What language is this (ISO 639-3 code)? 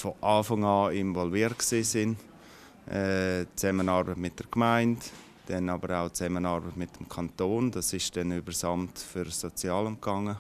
deu